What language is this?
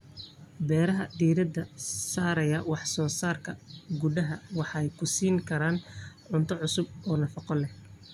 Somali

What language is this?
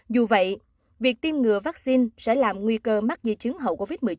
Vietnamese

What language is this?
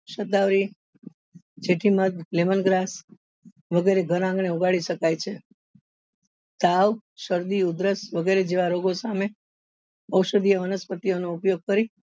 Gujarati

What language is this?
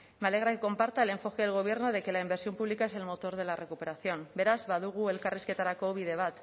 Spanish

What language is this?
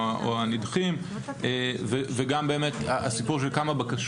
Hebrew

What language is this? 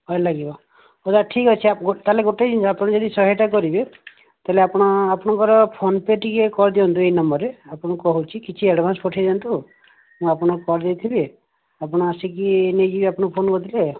Odia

